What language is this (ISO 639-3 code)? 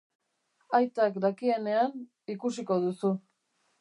eus